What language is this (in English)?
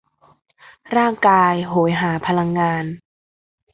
Thai